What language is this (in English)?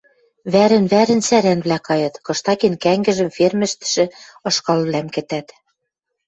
Western Mari